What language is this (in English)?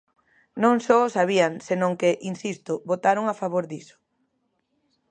Galician